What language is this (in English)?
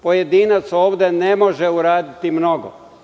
Serbian